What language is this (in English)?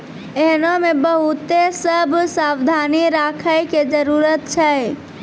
Maithili